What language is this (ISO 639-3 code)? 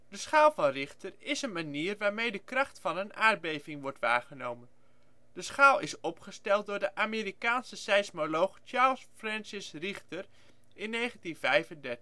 nld